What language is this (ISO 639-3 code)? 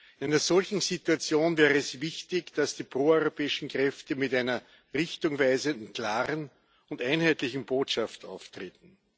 deu